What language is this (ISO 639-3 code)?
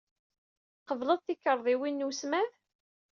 kab